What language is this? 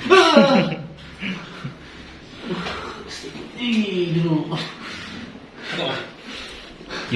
Indonesian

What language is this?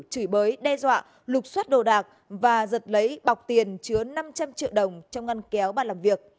Vietnamese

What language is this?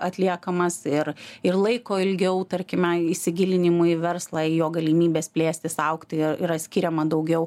Lithuanian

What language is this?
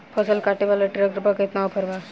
Bhojpuri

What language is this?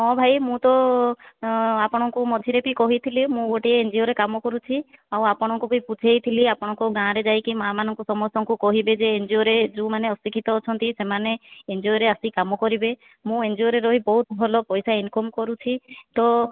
Odia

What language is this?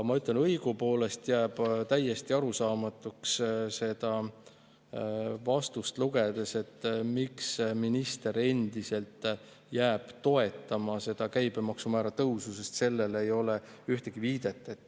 Estonian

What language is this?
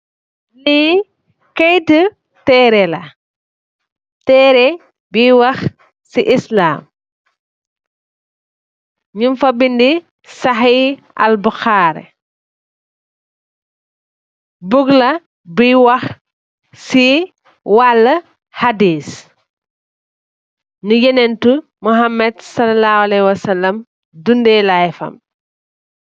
Wolof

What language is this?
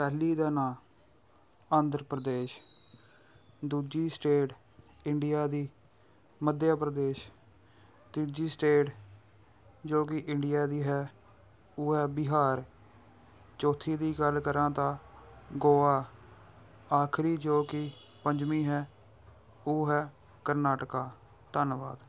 Punjabi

